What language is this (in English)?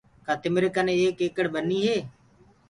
Gurgula